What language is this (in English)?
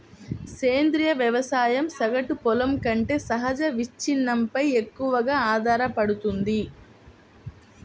Telugu